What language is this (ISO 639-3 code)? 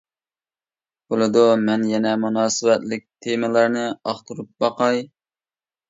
uig